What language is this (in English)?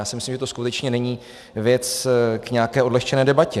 Czech